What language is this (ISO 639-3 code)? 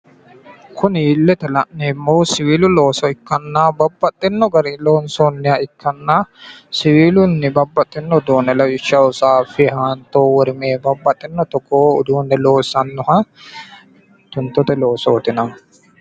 sid